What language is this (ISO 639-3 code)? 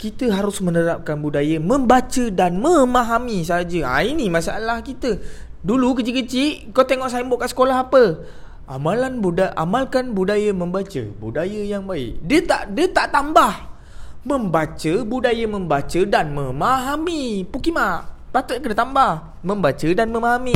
msa